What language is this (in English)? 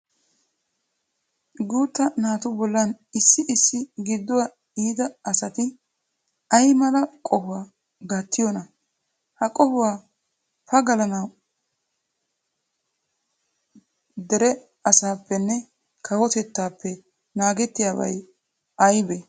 Wolaytta